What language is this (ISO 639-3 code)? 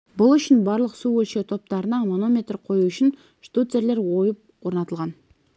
kaz